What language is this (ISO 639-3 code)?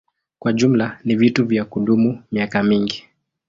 swa